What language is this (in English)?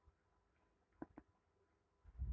Kannada